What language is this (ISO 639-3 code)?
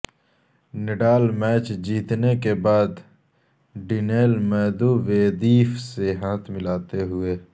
urd